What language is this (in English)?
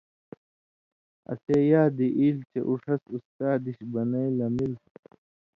Indus Kohistani